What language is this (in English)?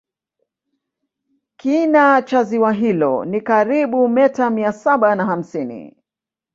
Swahili